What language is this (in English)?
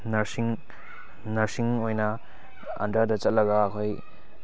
Manipuri